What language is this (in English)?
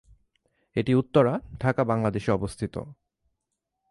Bangla